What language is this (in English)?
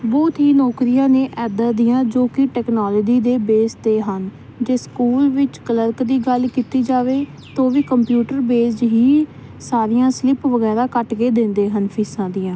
Punjabi